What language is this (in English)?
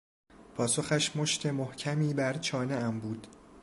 Persian